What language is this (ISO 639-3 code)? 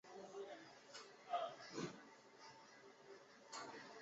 zho